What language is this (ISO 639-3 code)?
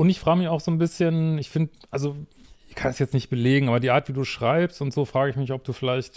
deu